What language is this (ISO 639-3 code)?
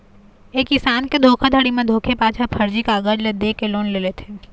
hne